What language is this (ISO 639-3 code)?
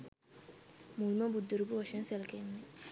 sin